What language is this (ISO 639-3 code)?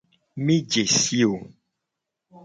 gej